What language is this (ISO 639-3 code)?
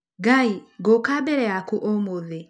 kik